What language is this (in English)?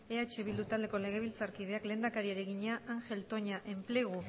Basque